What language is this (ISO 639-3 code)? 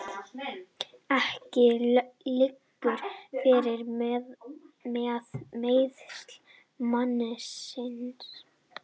isl